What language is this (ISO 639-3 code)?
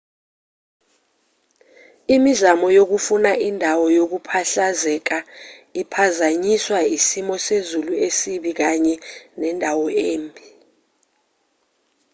zul